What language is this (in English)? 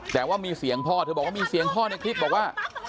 Thai